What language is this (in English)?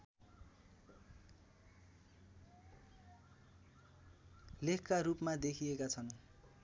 Nepali